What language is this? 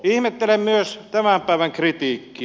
Finnish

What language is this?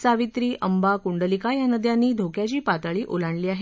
Marathi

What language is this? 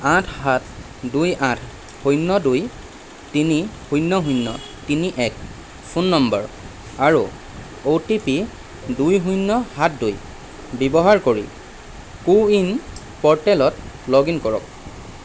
Assamese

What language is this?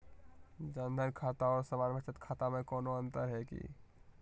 Magahi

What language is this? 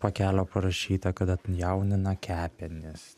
Lithuanian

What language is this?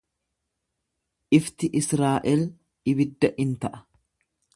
Oromo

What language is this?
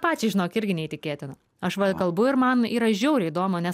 Lithuanian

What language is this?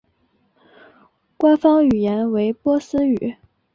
Chinese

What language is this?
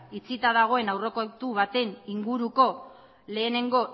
Basque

